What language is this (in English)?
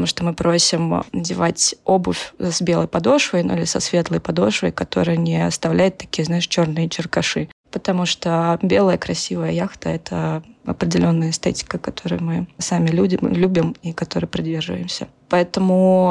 Russian